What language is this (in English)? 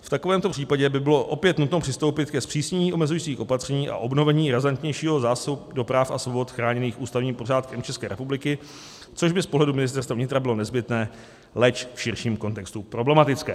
Czech